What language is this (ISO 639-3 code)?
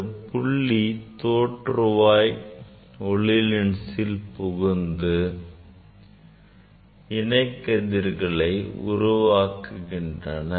tam